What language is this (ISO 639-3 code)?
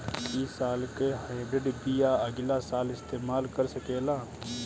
bho